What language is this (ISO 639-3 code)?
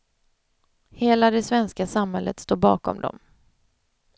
swe